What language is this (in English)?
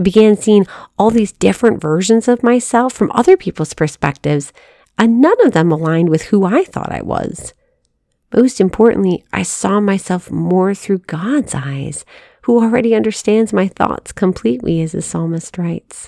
English